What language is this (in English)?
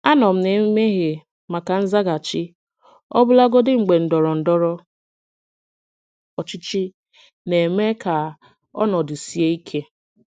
Igbo